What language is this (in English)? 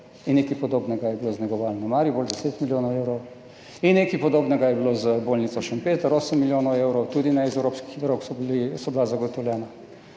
Slovenian